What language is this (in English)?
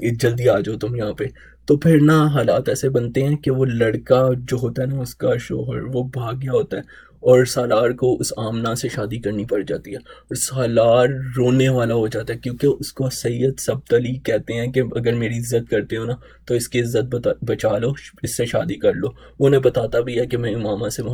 Urdu